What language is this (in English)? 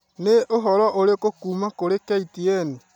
Kikuyu